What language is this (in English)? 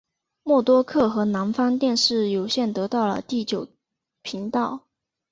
Chinese